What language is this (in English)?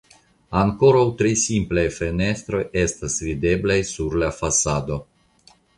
Esperanto